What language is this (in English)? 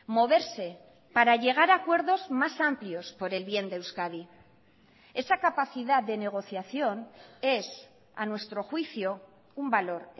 Spanish